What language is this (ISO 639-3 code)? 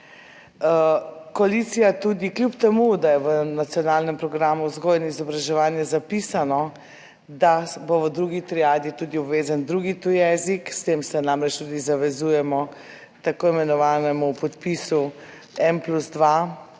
slv